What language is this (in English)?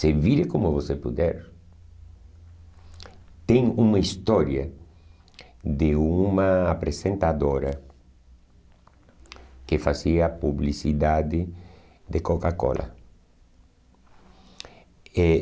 Portuguese